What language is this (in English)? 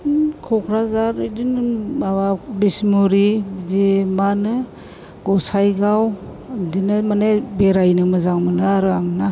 Bodo